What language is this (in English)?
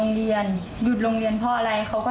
Thai